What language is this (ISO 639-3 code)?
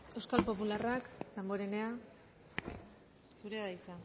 eus